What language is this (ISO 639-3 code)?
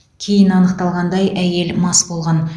kaz